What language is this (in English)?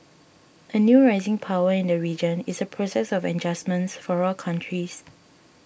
English